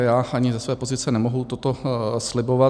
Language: Czech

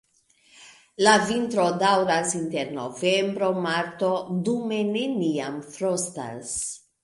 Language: Esperanto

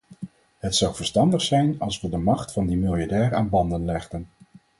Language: Dutch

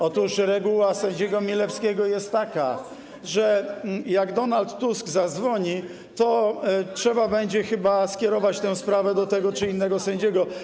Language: Polish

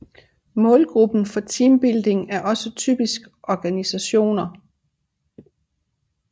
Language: Danish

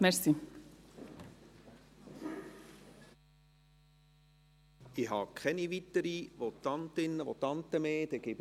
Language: Swiss German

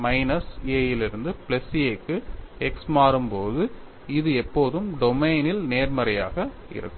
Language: Tamil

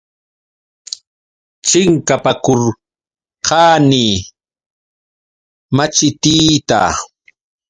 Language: Yauyos Quechua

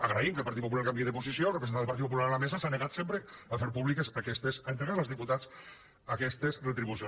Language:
Catalan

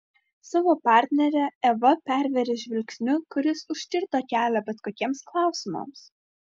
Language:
Lithuanian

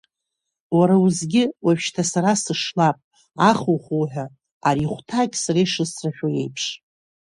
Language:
Abkhazian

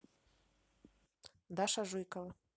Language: Russian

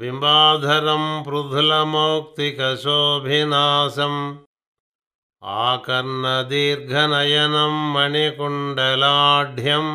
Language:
Telugu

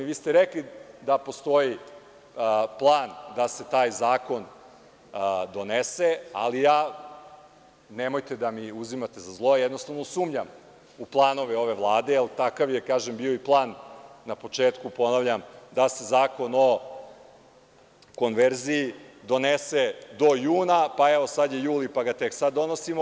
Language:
Serbian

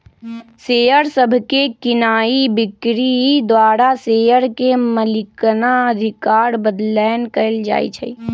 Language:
Magahi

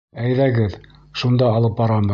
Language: Bashkir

